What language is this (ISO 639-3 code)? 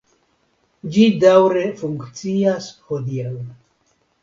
epo